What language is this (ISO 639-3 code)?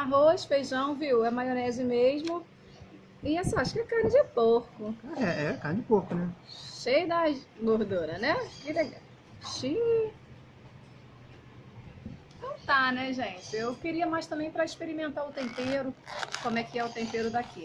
por